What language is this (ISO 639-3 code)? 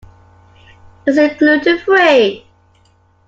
eng